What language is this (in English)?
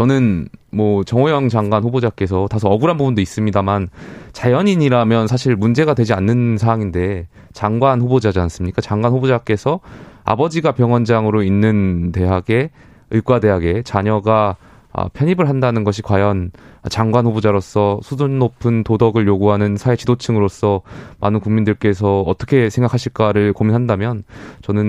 Korean